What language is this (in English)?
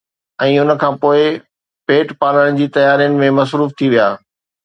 Sindhi